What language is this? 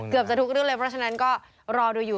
Thai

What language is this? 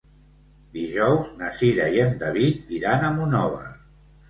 Catalan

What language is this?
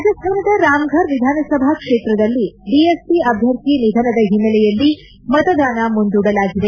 Kannada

